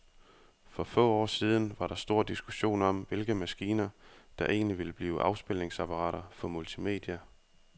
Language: Danish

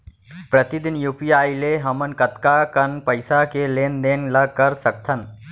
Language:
Chhattisgarhi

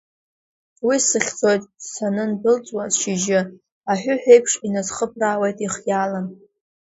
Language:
Abkhazian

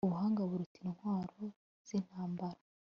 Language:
Kinyarwanda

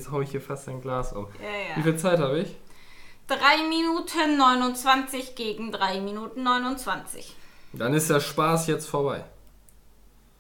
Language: German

